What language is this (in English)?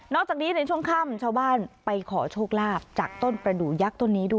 Thai